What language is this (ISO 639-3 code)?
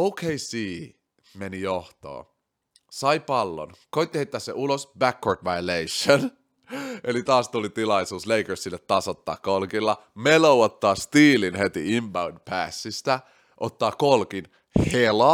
fin